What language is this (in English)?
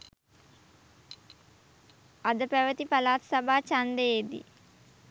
Sinhala